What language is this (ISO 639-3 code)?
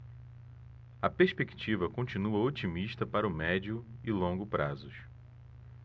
por